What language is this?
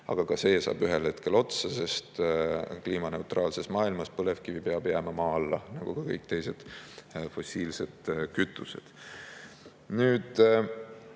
Estonian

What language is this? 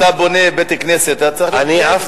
Hebrew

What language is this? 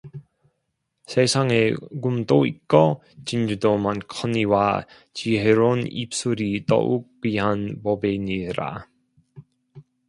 Korean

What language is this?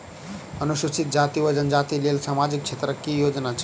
Maithili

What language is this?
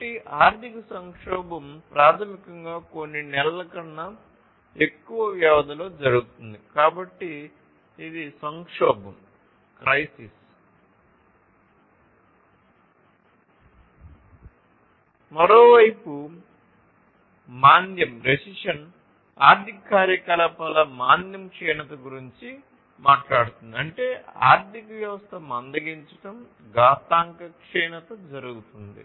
Telugu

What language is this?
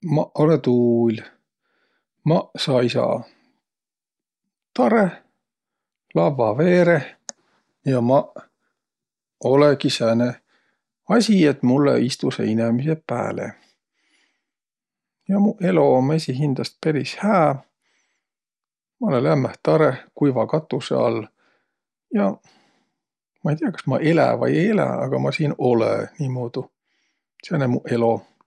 Võro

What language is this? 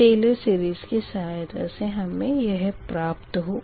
Hindi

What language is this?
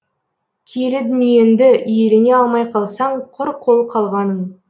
Kazakh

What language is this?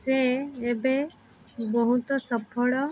Odia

